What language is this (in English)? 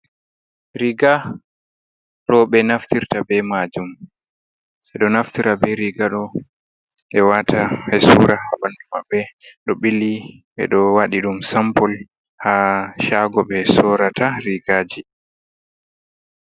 Fula